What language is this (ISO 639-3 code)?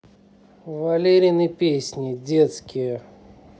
rus